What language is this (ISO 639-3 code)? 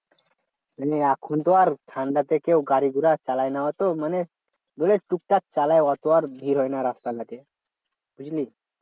ben